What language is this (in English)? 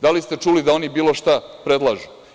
Serbian